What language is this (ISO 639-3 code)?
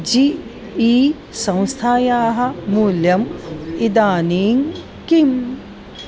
san